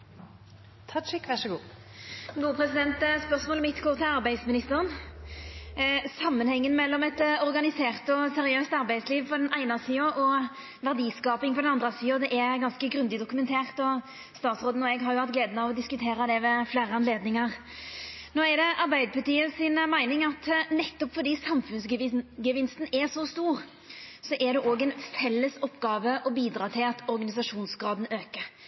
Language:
Norwegian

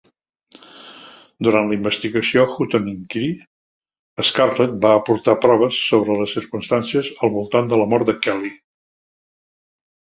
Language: Catalan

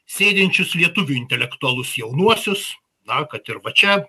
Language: Lithuanian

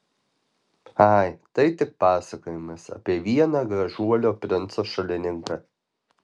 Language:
Lithuanian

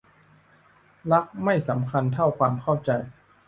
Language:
Thai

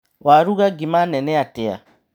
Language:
Kikuyu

